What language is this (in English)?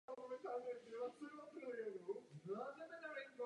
Czech